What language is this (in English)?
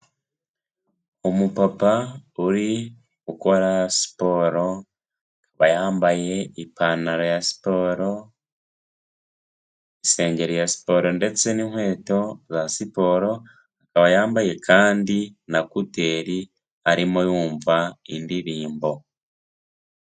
Kinyarwanda